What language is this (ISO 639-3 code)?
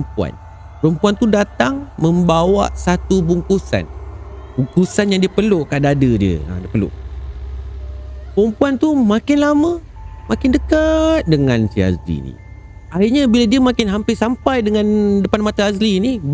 msa